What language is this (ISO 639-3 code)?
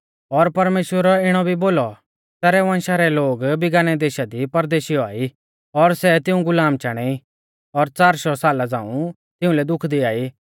bfz